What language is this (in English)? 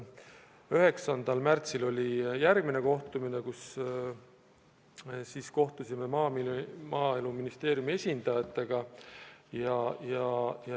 Estonian